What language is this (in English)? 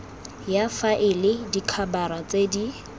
Tswana